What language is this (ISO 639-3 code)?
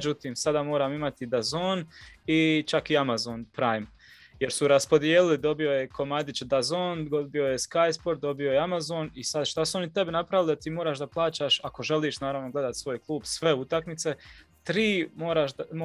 hrv